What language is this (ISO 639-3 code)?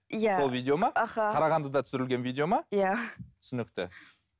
kaz